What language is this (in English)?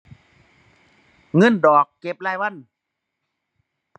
Thai